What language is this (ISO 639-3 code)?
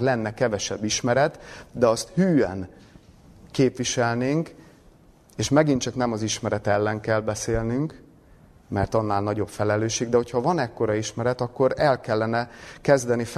hun